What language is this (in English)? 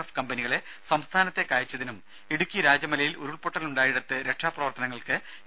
Malayalam